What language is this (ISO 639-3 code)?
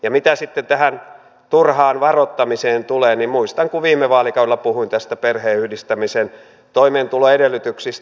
fin